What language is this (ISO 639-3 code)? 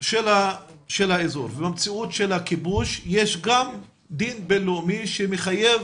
heb